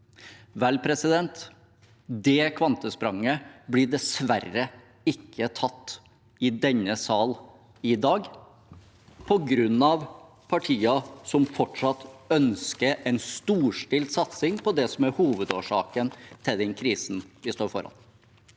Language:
Norwegian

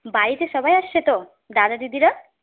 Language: Bangla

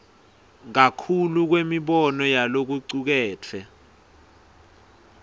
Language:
Swati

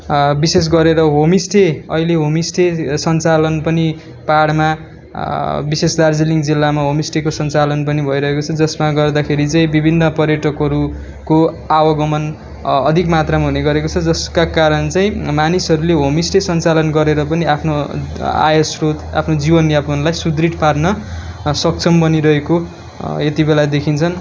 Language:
Nepali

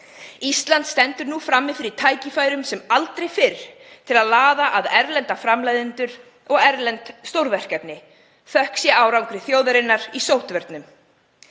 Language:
Icelandic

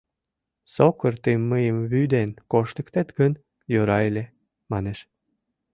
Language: Mari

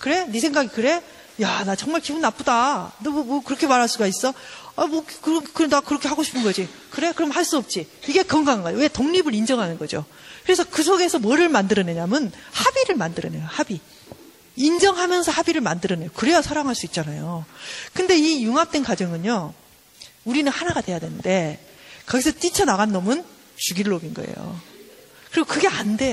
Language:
Korean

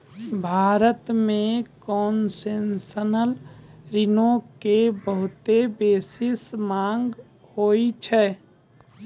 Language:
Maithili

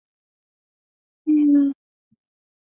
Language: Chinese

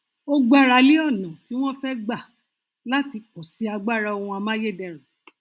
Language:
Yoruba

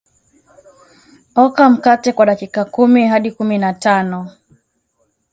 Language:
Swahili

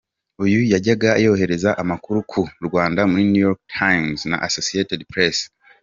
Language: Kinyarwanda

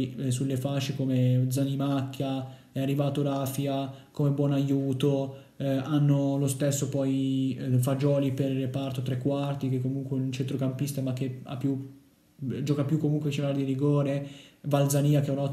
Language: Italian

